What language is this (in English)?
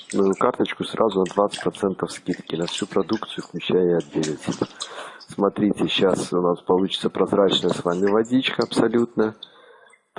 Russian